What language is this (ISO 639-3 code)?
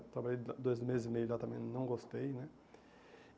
por